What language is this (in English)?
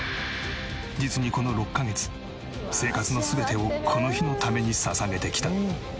Japanese